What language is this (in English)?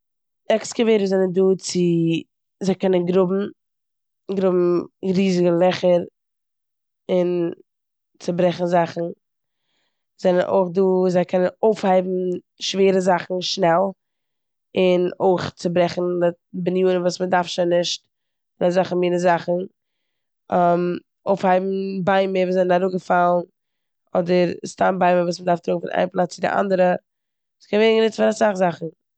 Yiddish